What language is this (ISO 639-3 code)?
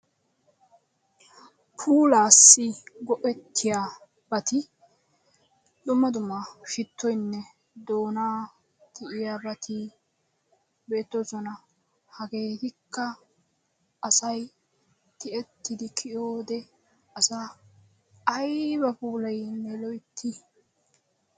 wal